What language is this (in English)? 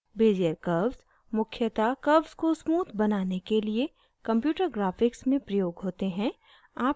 Hindi